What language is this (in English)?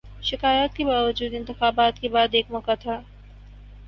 Urdu